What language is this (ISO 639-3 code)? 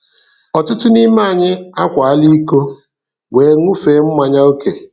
ibo